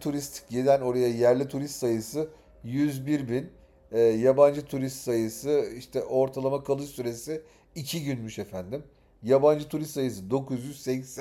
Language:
Turkish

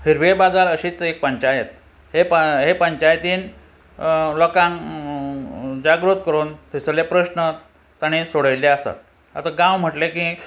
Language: Konkani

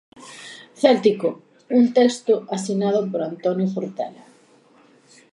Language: Galician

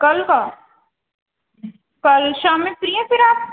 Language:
Urdu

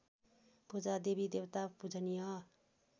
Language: Nepali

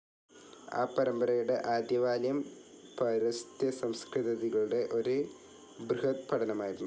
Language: Malayalam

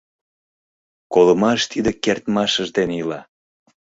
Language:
Mari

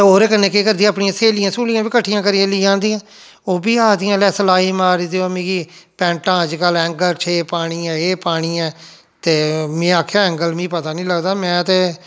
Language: Dogri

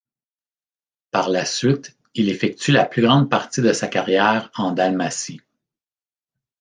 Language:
French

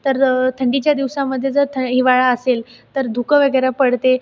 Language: Marathi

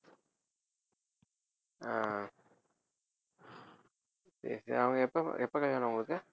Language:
Tamil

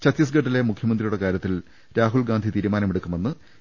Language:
Malayalam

